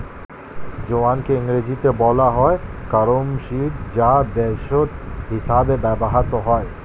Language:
Bangla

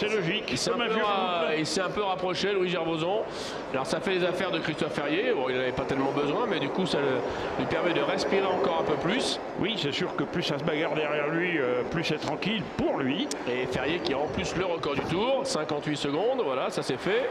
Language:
French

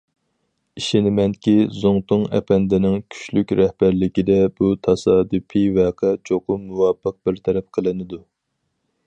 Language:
Uyghur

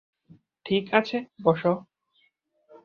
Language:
Bangla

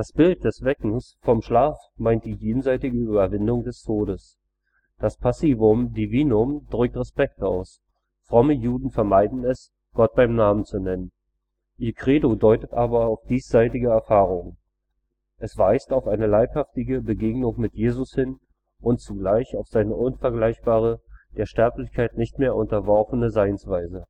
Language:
German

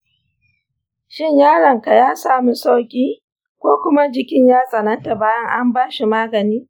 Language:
Hausa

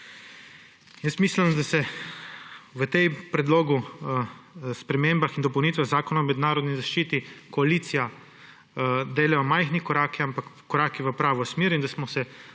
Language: Slovenian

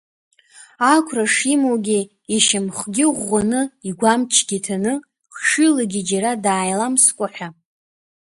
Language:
Abkhazian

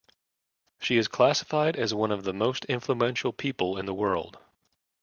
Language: English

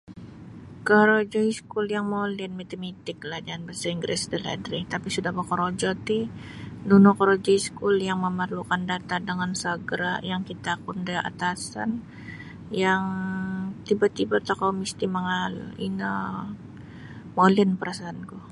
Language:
Sabah Bisaya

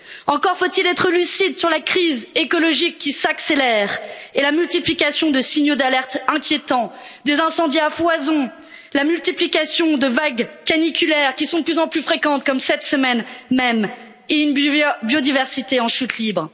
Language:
French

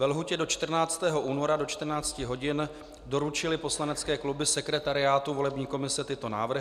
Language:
Czech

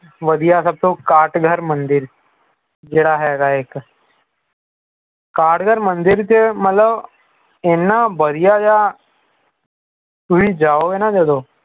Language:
Punjabi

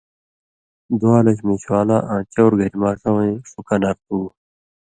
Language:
Indus Kohistani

